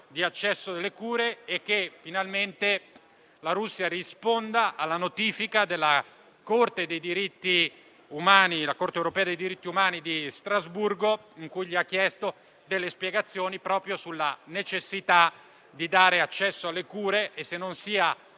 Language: Italian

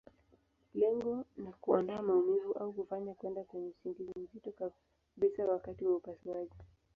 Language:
Swahili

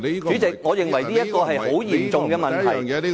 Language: Cantonese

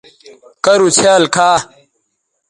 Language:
Bateri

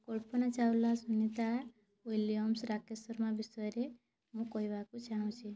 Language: Odia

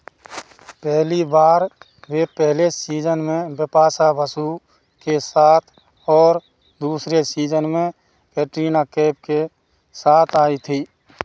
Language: Hindi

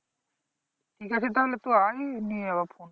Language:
Bangla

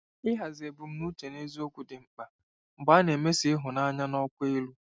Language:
Igbo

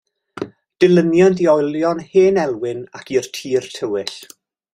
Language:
Welsh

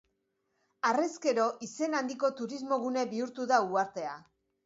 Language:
Basque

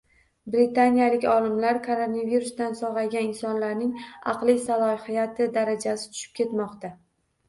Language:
Uzbek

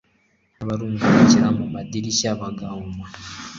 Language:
Kinyarwanda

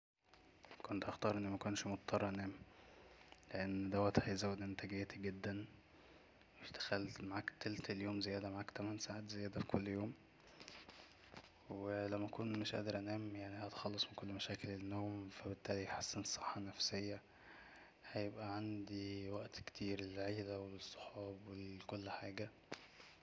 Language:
Egyptian Arabic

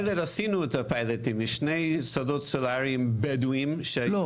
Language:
Hebrew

